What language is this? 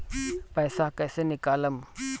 Bhojpuri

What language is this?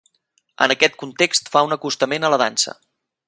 Catalan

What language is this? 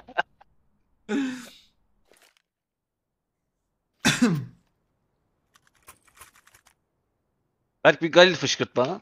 Turkish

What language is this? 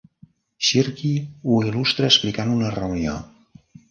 Catalan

